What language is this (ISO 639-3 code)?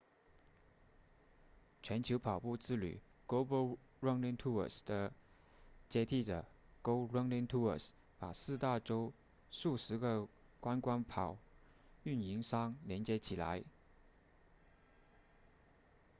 zho